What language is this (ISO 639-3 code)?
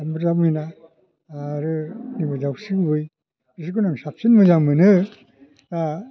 brx